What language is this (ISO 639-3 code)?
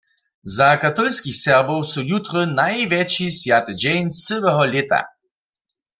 hsb